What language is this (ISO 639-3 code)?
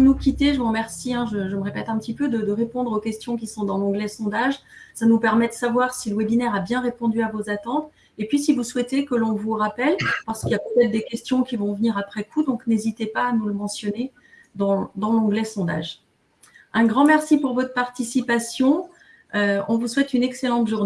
fra